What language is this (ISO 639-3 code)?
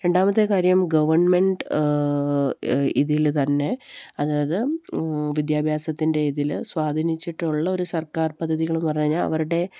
mal